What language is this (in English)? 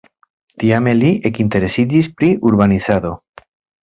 Esperanto